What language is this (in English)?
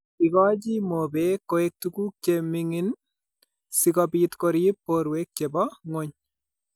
Kalenjin